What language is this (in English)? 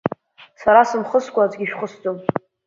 Abkhazian